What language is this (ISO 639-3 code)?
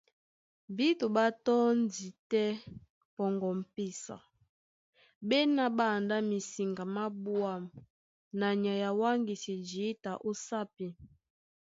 dua